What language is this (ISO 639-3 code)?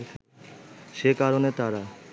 ben